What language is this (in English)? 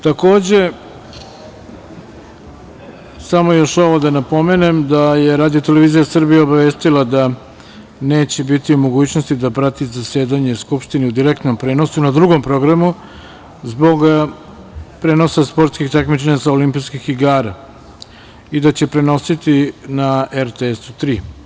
Serbian